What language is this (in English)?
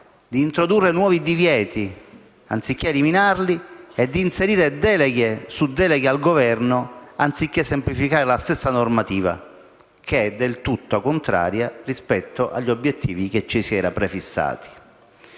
Italian